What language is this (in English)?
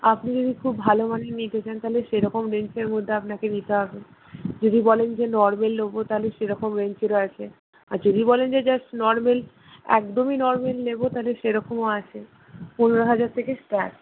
Bangla